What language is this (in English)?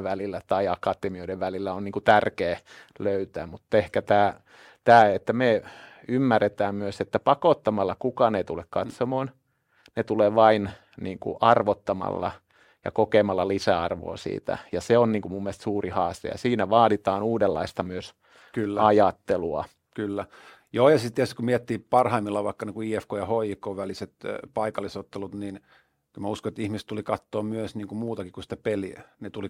Finnish